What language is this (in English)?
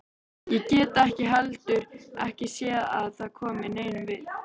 Icelandic